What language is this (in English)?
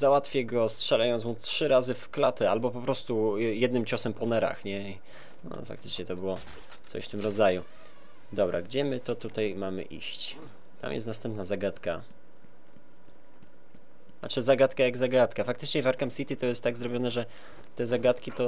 Polish